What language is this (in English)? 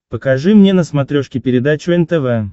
Russian